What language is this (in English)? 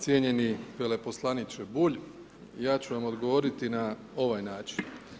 Croatian